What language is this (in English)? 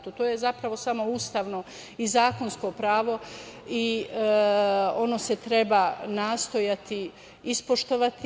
Serbian